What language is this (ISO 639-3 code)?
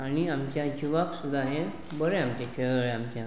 kok